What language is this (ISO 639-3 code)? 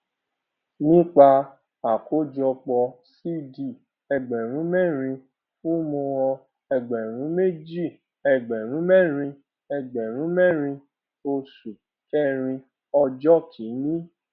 yor